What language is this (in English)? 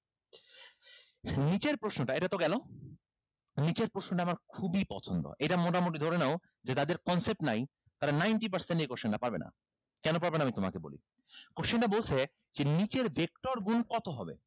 Bangla